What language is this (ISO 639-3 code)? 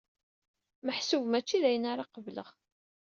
kab